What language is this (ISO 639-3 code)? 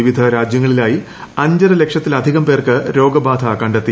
mal